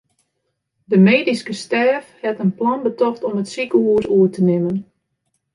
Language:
Western Frisian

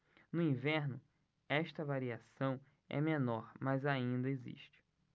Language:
Portuguese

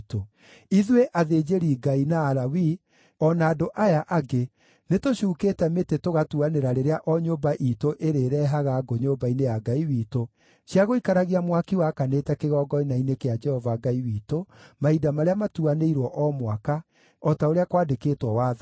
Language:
Kikuyu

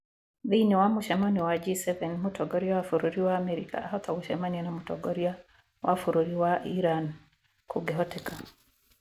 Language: Kikuyu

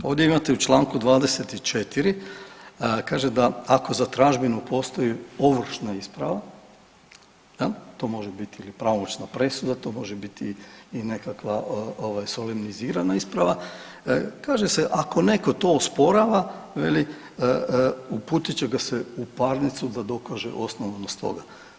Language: Croatian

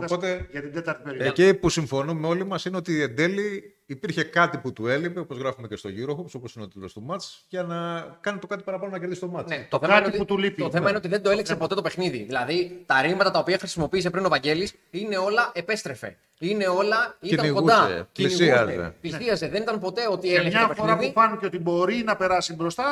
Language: Greek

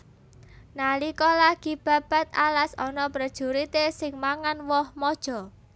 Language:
Javanese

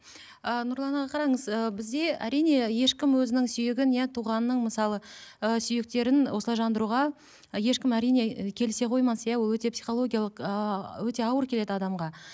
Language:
Kazakh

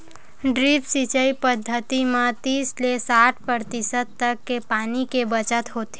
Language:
Chhattisgarhi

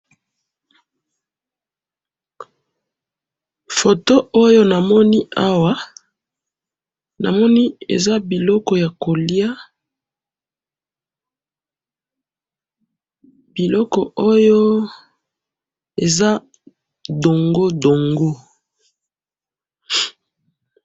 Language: Lingala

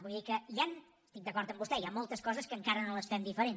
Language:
Catalan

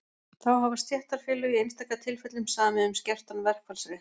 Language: Icelandic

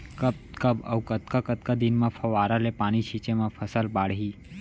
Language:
Chhattisgarhi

